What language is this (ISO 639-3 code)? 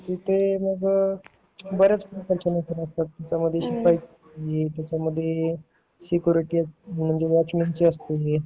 mar